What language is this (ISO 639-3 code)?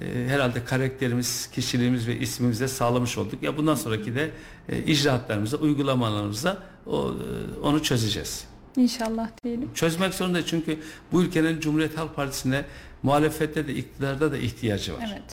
tur